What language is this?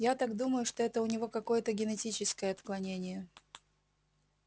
Russian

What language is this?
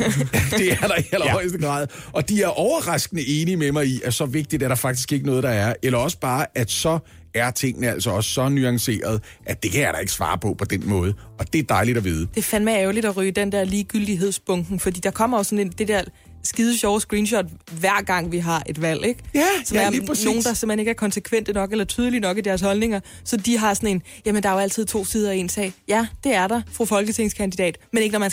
Danish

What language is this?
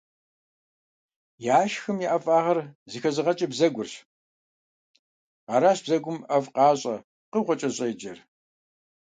Kabardian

